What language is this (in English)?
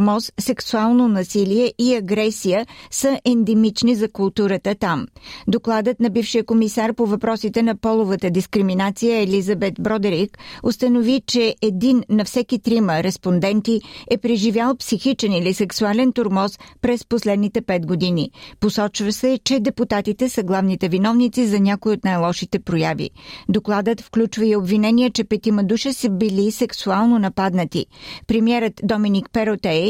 Bulgarian